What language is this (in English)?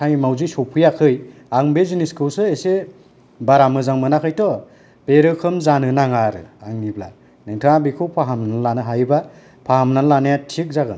Bodo